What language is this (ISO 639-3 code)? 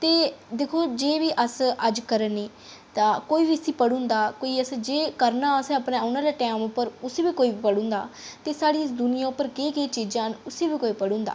doi